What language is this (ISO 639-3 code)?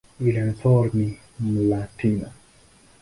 swa